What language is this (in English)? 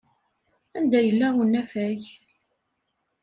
Kabyle